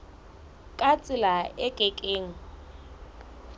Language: Southern Sotho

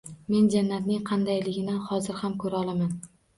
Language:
Uzbek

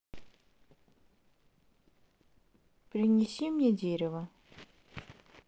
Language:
Russian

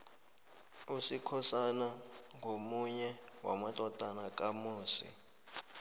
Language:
South Ndebele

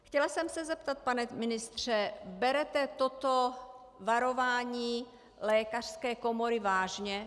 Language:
Czech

